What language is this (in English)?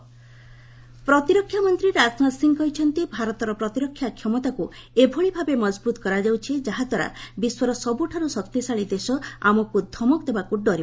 Odia